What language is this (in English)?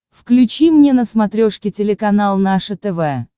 Russian